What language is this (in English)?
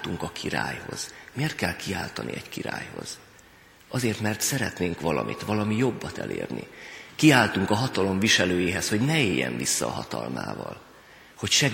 Hungarian